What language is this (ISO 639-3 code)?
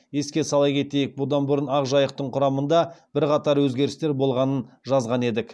kaz